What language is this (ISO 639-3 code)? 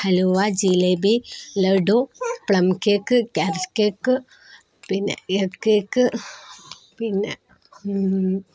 mal